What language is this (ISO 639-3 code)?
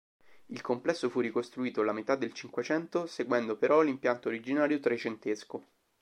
ita